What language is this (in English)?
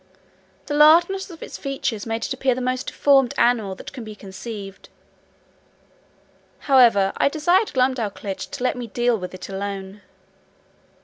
English